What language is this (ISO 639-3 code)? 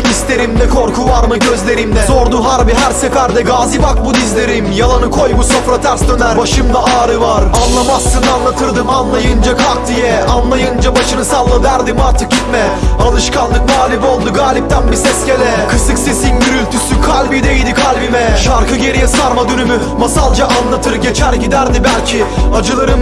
tur